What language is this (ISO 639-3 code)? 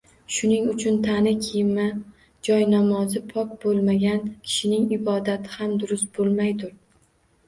uzb